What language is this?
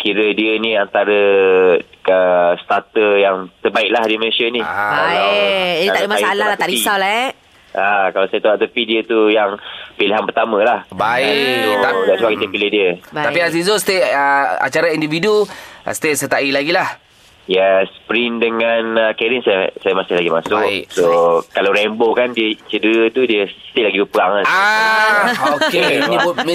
Malay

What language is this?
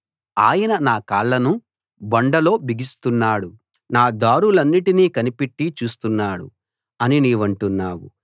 Telugu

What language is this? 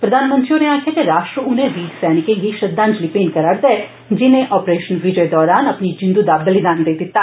Dogri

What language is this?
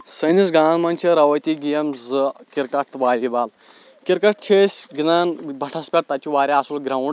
Kashmiri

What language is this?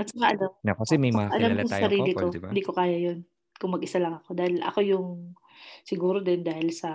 Filipino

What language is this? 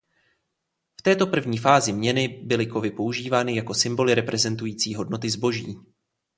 Czech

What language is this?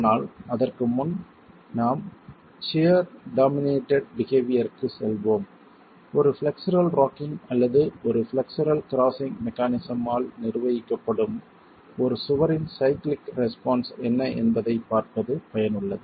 Tamil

